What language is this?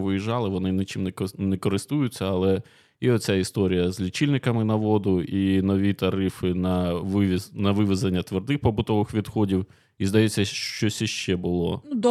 Ukrainian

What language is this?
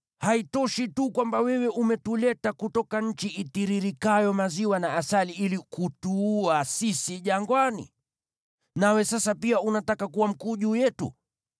Swahili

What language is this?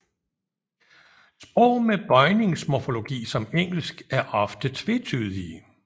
Danish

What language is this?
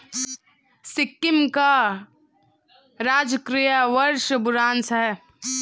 Hindi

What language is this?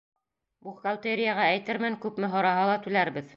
Bashkir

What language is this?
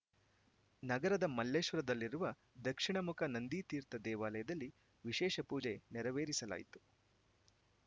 Kannada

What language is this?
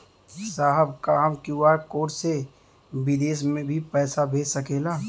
Bhojpuri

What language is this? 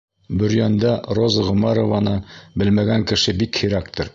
Bashkir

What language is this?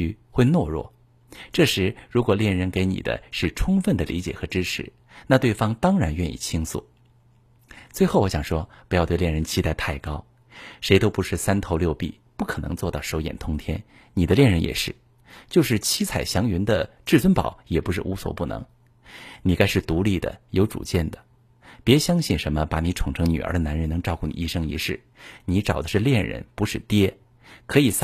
Chinese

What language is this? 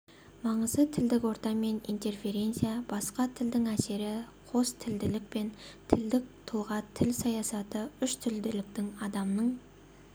Kazakh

